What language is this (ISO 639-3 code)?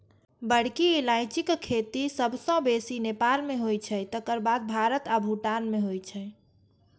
mai